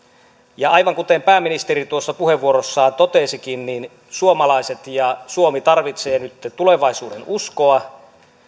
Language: Finnish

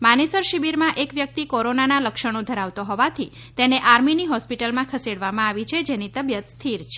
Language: Gujarati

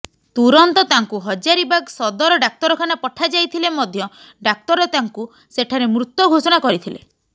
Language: Odia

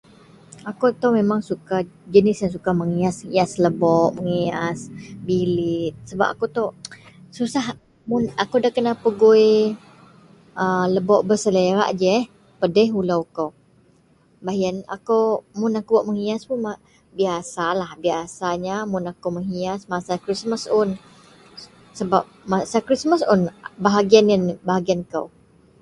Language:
Central Melanau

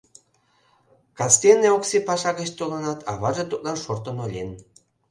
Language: Mari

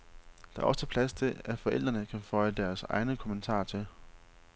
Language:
Danish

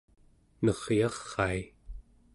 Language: Central Yupik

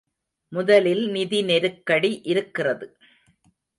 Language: Tamil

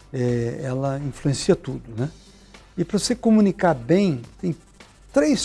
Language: Portuguese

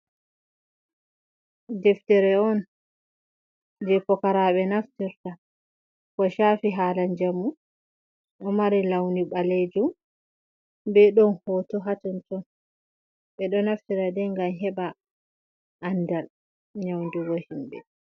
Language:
Fula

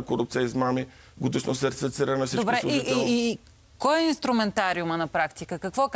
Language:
Bulgarian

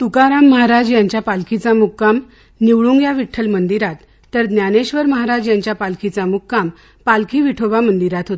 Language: Marathi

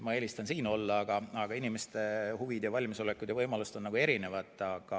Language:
Estonian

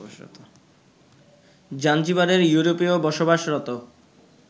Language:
Bangla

